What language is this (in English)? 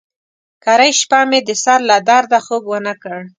Pashto